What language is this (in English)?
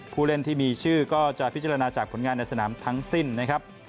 Thai